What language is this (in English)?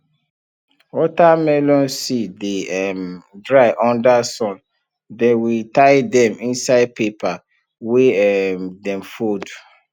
Nigerian Pidgin